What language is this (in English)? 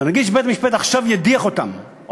Hebrew